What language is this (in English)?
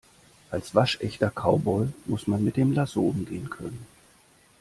German